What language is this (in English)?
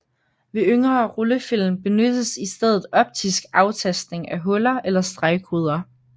Danish